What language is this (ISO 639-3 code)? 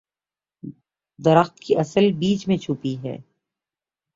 urd